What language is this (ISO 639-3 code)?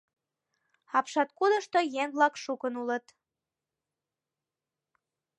chm